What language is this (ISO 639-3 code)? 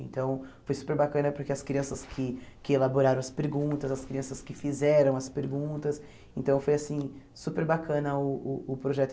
por